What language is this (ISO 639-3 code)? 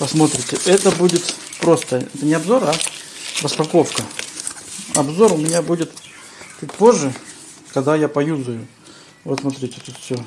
rus